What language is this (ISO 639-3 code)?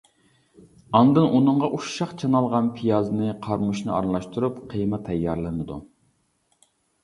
uig